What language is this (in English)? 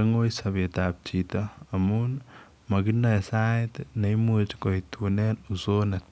Kalenjin